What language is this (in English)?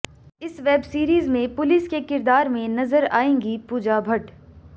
Hindi